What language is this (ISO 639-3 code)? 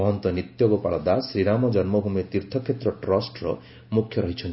ori